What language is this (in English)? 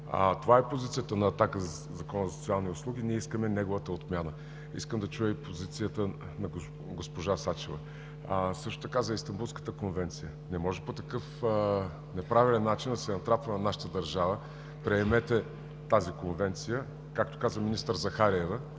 Bulgarian